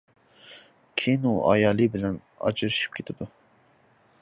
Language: Uyghur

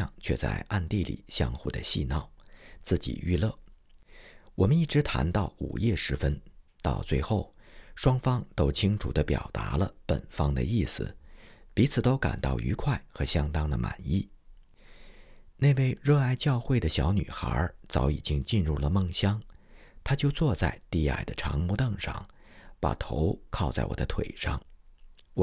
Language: Chinese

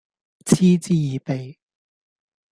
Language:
Cantonese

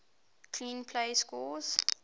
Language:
English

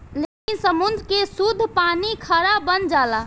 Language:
Bhojpuri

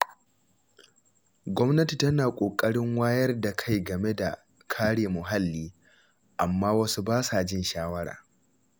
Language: Hausa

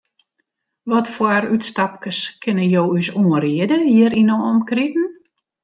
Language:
Western Frisian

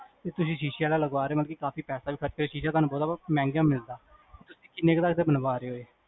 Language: Punjabi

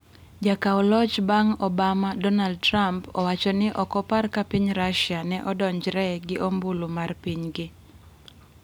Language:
Luo (Kenya and Tanzania)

